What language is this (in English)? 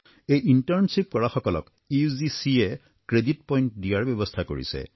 Assamese